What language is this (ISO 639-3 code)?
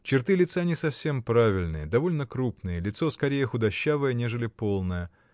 rus